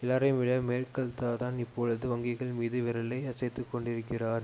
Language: Tamil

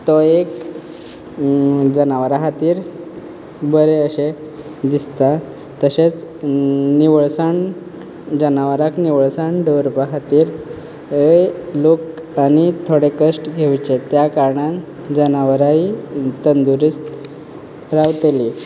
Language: Konkani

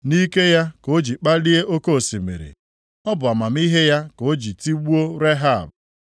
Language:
Igbo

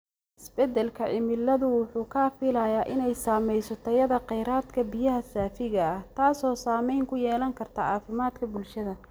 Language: Somali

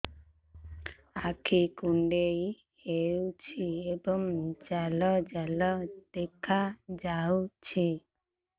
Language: Odia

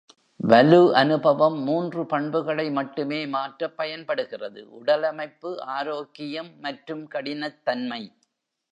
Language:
Tamil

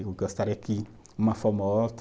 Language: Portuguese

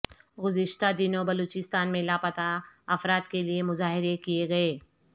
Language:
Urdu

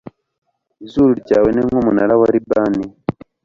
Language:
Kinyarwanda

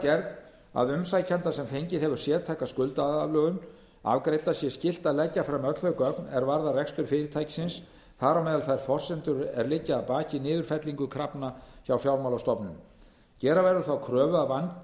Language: Icelandic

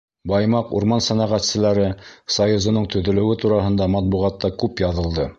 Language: Bashkir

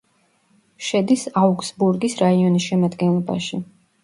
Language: Georgian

